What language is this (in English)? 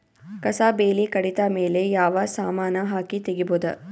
Kannada